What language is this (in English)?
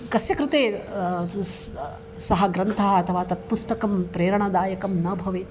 Sanskrit